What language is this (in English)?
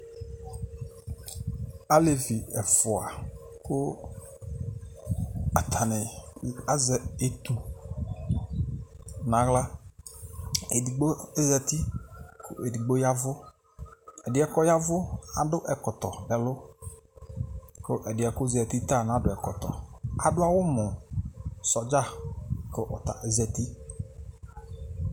Ikposo